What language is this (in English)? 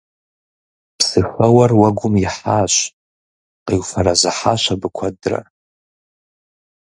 Kabardian